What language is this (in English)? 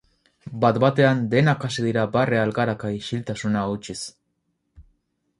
Basque